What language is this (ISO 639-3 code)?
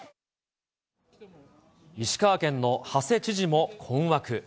jpn